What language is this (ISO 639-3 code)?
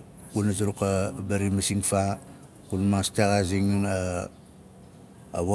nal